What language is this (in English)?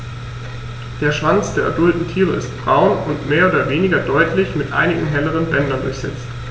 German